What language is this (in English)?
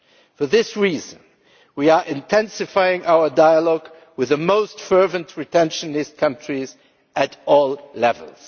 English